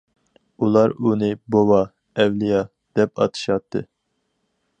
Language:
Uyghur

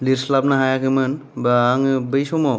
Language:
Bodo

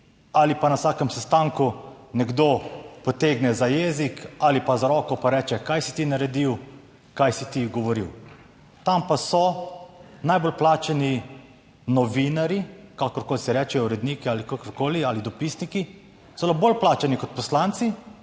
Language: Slovenian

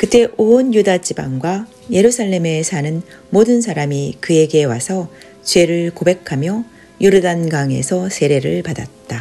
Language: Korean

